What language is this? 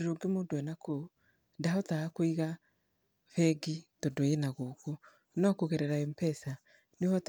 Kikuyu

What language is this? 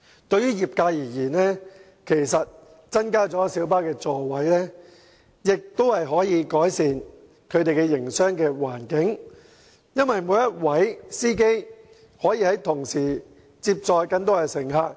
Cantonese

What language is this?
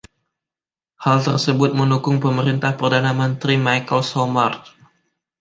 Indonesian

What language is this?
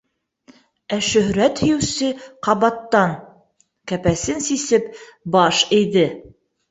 Bashkir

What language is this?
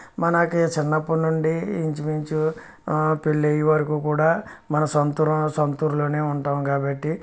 Telugu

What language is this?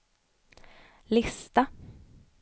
Swedish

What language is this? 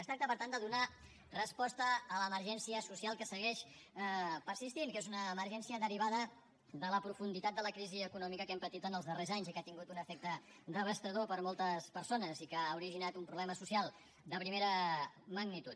Catalan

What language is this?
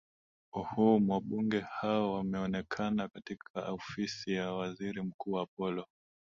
Swahili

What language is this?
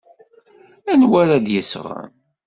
Kabyle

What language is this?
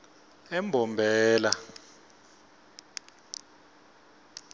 Swati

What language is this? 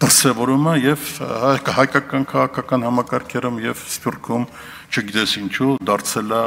Romanian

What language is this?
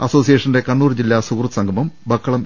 Malayalam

